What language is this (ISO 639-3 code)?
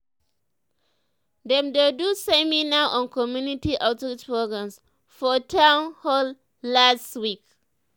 pcm